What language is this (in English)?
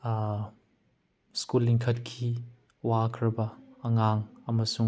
Manipuri